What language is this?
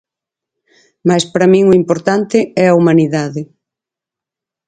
Galician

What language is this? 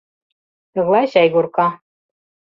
Mari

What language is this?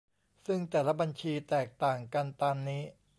Thai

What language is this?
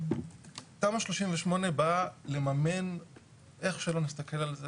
Hebrew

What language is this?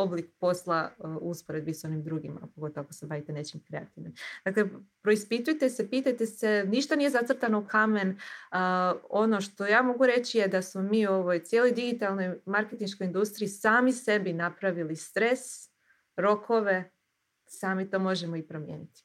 Croatian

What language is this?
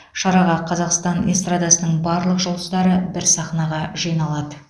Kazakh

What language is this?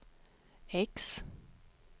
Swedish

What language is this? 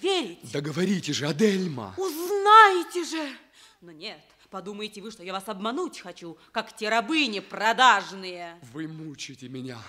Russian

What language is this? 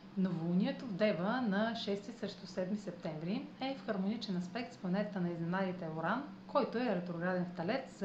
Bulgarian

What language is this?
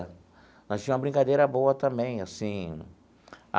Portuguese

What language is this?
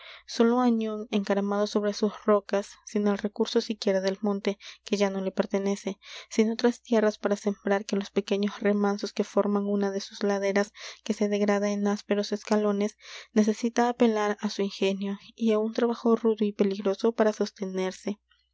Spanish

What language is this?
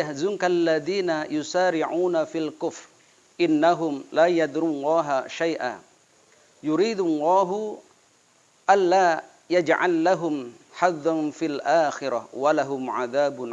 Indonesian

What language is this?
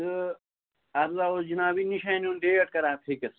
Kashmiri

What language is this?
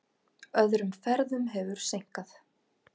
Icelandic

